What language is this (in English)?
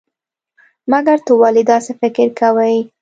Pashto